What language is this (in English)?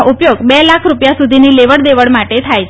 Gujarati